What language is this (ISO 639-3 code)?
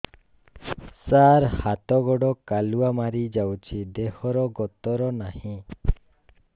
ori